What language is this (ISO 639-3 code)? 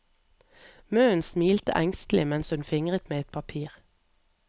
nor